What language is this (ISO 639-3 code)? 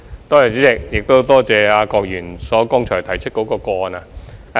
yue